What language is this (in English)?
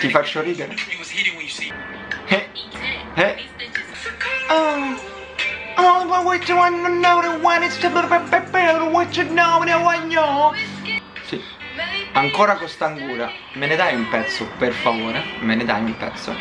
Italian